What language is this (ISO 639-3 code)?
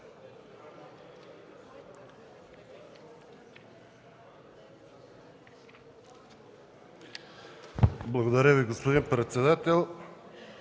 bul